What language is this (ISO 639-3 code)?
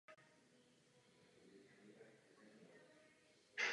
ces